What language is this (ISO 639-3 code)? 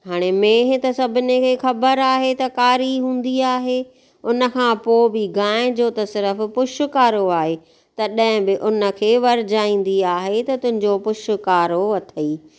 snd